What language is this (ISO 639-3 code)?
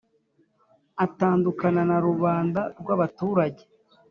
kin